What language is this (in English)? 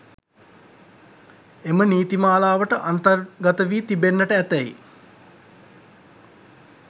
Sinhala